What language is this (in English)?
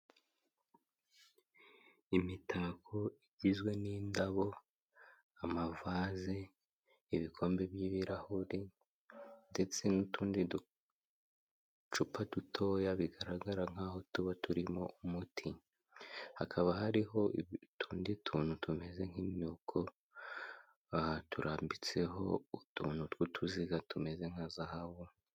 Kinyarwanda